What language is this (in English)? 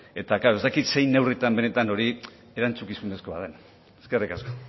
Basque